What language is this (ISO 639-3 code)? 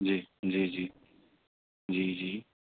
urd